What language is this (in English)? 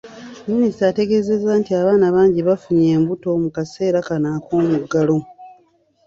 Ganda